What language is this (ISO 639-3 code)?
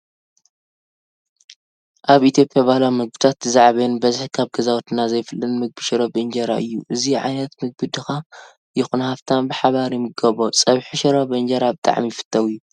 tir